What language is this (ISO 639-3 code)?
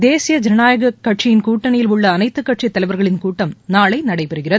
tam